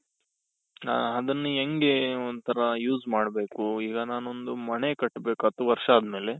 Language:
Kannada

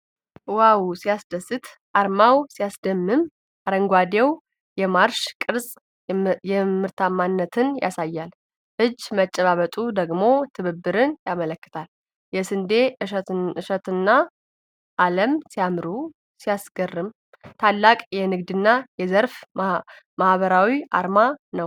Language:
Amharic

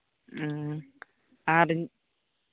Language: Santali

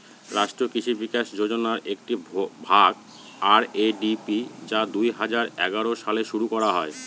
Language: Bangla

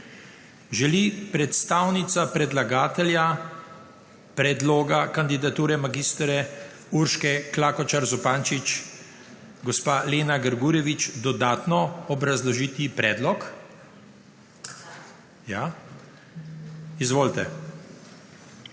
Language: Slovenian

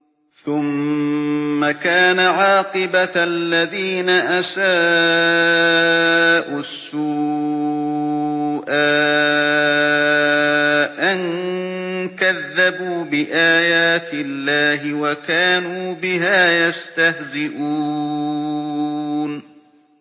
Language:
Arabic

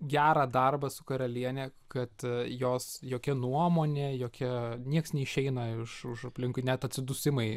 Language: Lithuanian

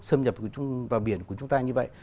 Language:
Vietnamese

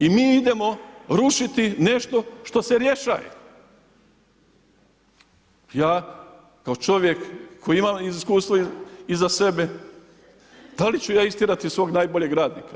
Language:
Croatian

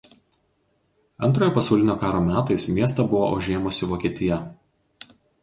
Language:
Lithuanian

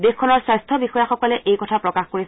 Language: Assamese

